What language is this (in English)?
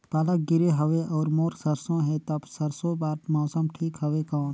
Chhattisgarhi